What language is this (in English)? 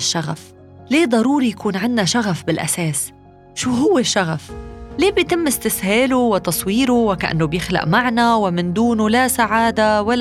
Arabic